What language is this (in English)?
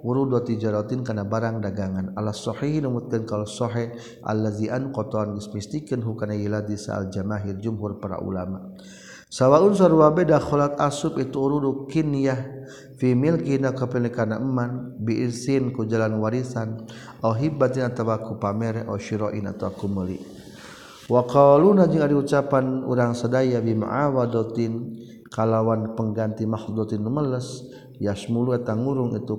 Malay